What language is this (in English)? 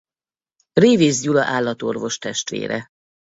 Hungarian